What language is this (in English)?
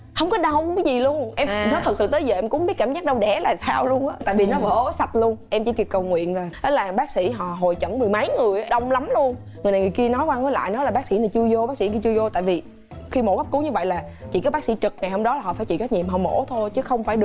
Vietnamese